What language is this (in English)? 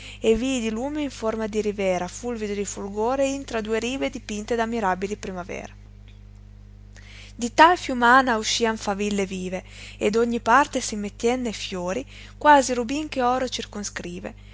Italian